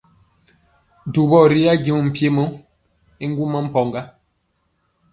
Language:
Mpiemo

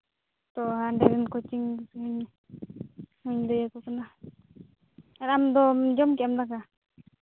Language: Santali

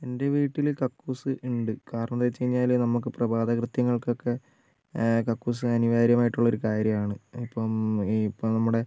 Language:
Malayalam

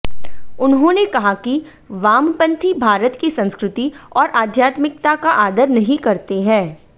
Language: Hindi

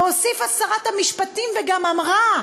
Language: Hebrew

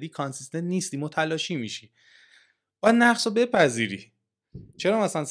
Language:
Persian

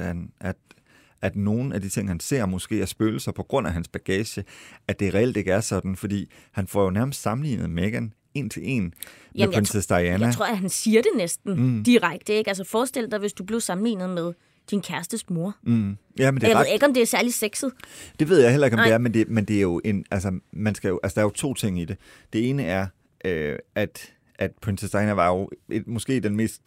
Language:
Danish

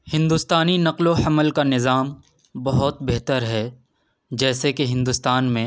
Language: Urdu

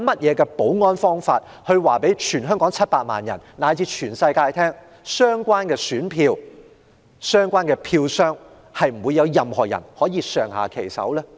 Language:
Cantonese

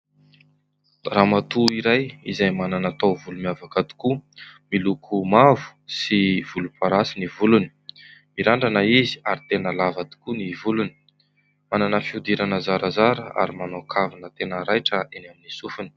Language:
Malagasy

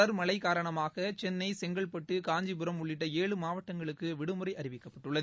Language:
Tamil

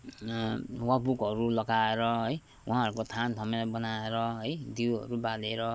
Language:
Nepali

